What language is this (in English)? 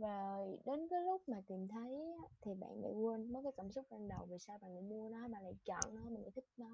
Vietnamese